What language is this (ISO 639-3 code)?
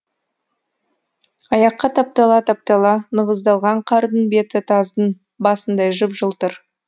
kaz